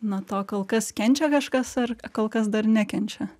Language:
Lithuanian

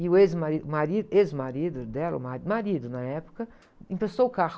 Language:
Portuguese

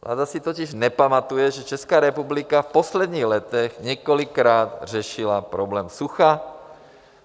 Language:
Czech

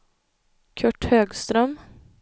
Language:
Swedish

